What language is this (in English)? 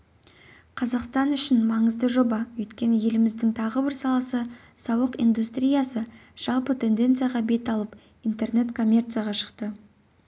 Kazakh